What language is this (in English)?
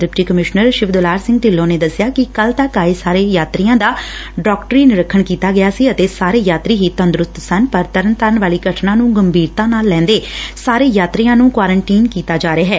Punjabi